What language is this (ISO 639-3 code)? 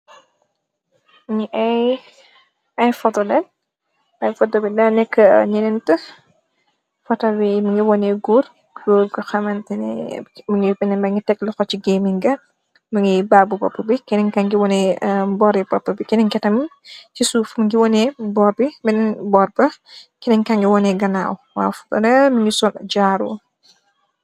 wol